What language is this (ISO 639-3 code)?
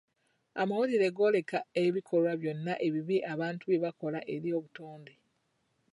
lug